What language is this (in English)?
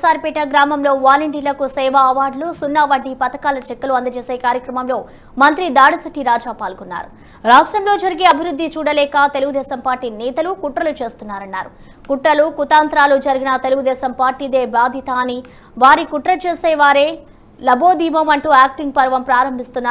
Romanian